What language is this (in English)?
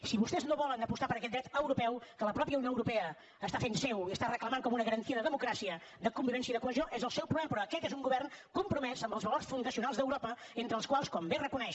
Catalan